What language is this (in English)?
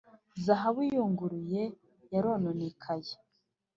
Kinyarwanda